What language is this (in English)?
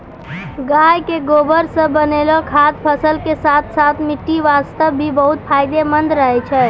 Maithili